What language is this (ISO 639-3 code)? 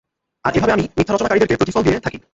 ben